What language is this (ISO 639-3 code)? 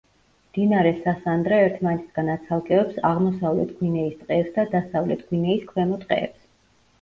kat